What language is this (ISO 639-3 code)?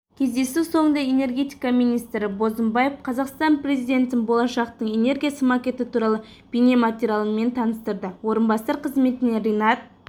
kaz